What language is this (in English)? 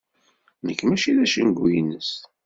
Kabyle